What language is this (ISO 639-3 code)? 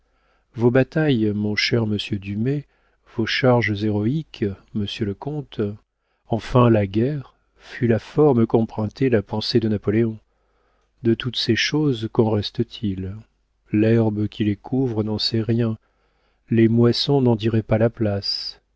fra